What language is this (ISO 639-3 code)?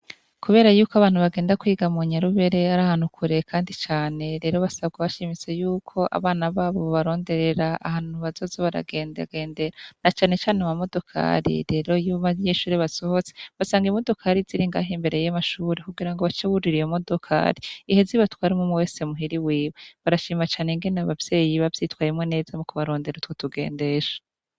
run